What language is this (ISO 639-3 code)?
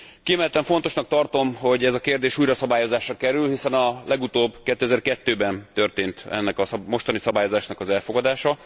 hun